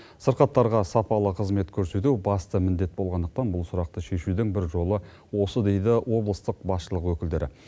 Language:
Kazakh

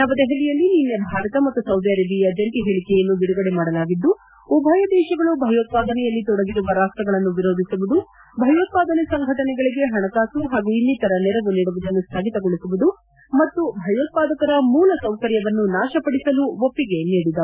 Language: Kannada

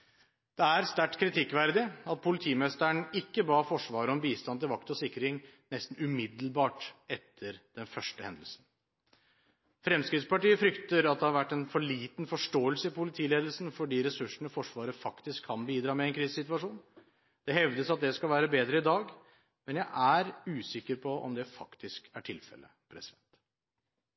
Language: Norwegian Bokmål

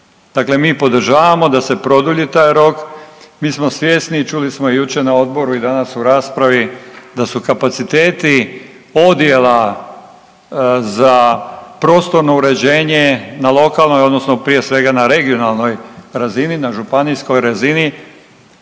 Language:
Croatian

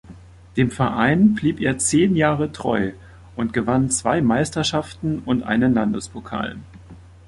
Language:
German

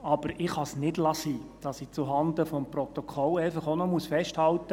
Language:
Swiss German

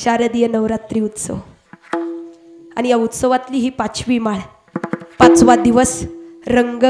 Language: Hindi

